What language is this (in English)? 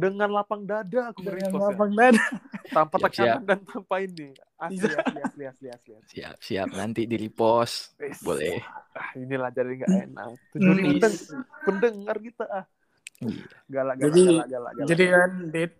Indonesian